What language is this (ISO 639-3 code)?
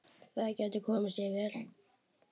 isl